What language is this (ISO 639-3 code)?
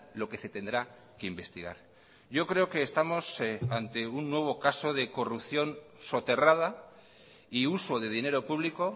spa